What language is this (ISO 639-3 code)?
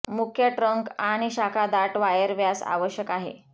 mar